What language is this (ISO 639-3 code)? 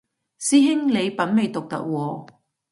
yue